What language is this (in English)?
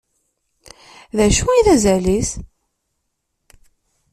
Kabyle